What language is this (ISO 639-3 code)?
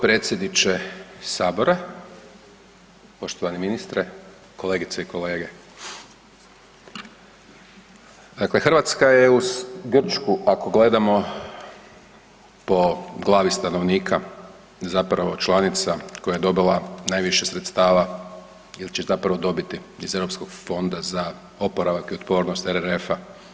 hrv